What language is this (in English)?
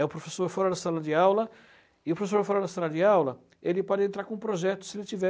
Portuguese